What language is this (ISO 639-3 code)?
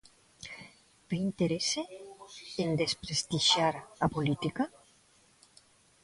glg